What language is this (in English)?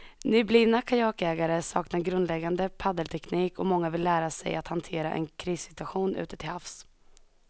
Swedish